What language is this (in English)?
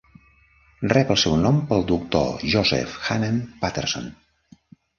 Catalan